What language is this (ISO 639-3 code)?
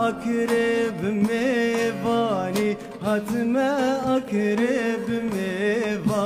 tur